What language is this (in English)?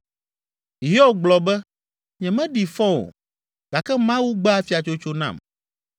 Ewe